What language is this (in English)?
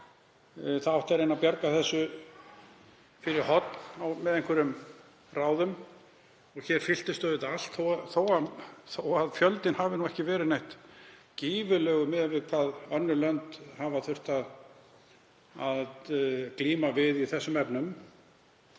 Icelandic